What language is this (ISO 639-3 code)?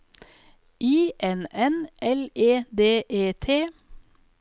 nor